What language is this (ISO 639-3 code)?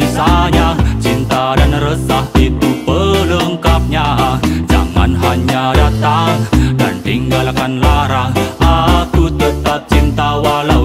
ind